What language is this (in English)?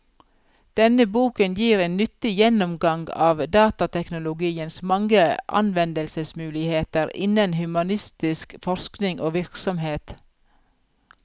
Norwegian